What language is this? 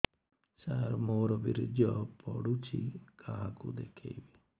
Odia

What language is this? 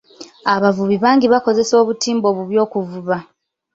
Ganda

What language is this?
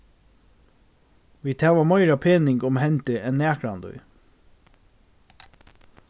Faroese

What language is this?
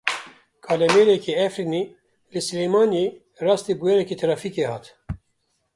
Kurdish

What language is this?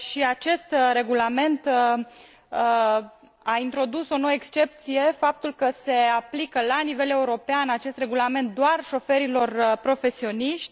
Romanian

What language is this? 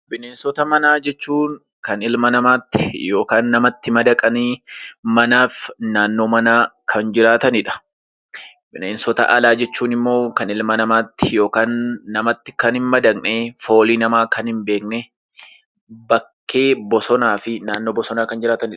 Oromo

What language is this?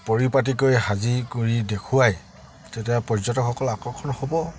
Assamese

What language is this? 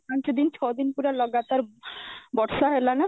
Odia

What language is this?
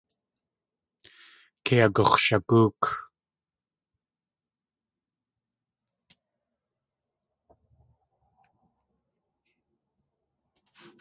Tlingit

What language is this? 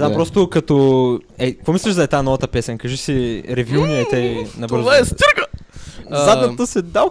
Bulgarian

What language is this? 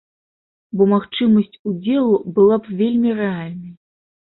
Belarusian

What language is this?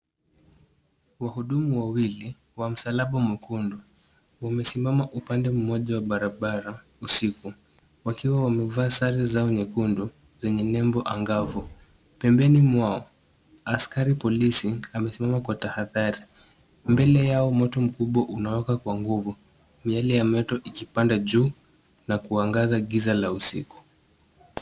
Swahili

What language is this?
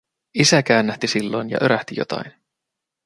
Finnish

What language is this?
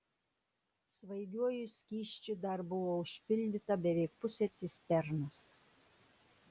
Lithuanian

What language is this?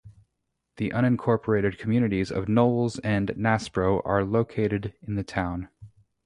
English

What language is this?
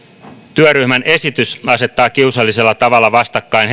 Finnish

